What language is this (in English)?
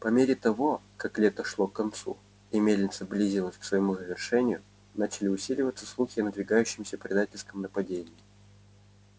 Russian